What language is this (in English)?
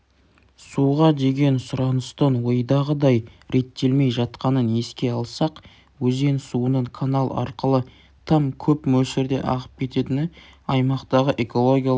Kazakh